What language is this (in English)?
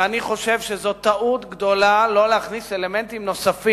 Hebrew